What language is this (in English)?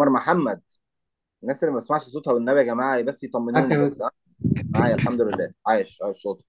Arabic